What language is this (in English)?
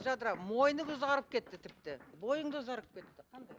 Kazakh